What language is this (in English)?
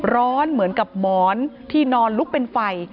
Thai